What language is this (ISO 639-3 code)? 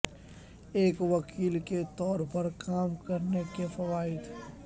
urd